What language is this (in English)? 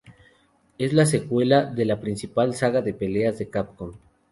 Spanish